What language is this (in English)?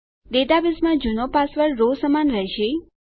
Gujarati